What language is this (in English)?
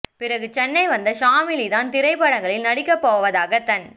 Tamil